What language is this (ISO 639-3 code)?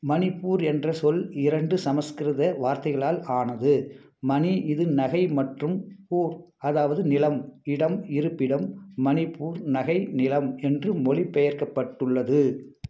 tam